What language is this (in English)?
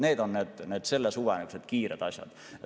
Estonian